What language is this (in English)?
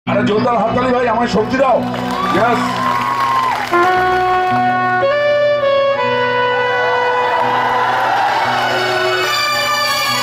Arabic